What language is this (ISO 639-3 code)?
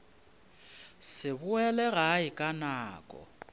nso